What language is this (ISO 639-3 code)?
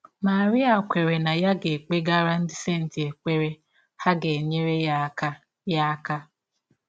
ibo